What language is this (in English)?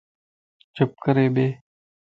Lasi